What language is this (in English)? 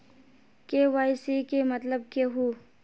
Magahi